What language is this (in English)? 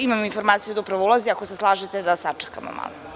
Serbian